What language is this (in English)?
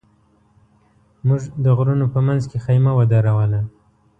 Pashto